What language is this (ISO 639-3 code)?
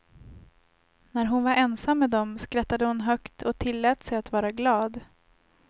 swe